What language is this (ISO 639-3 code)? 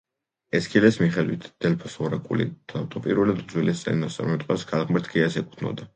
kat